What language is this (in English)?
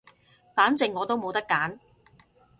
Cantonese